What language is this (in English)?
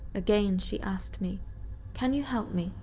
English